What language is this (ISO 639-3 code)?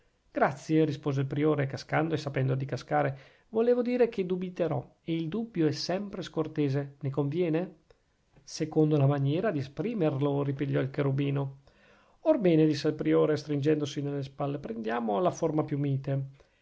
ita